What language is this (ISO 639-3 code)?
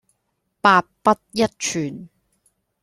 yue